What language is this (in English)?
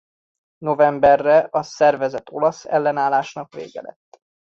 Hungarian